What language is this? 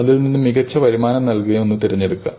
Malayalam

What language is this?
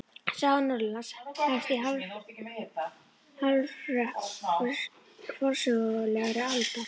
Icelandic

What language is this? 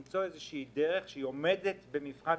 Hebrew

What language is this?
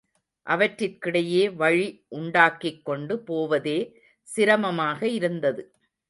Tamil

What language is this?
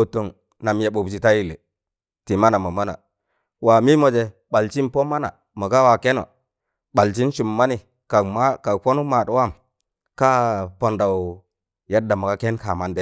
Tangale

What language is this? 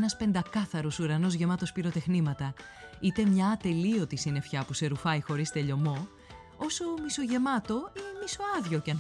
Greek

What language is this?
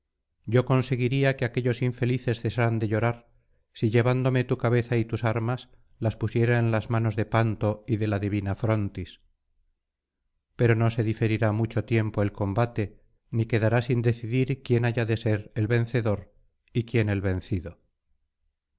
Spanish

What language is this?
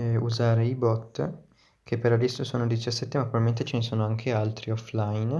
Italian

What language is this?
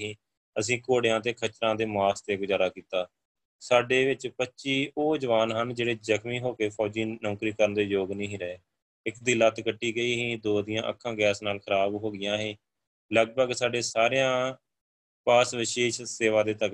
Punjabi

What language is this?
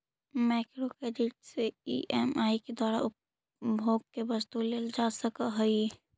Magahi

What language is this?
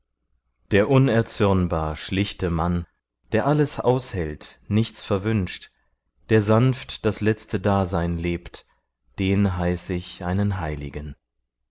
German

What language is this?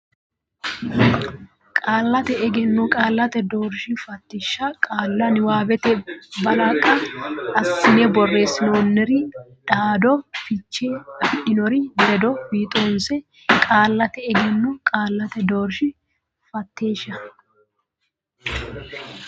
Sidamo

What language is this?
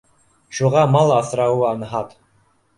Bashkir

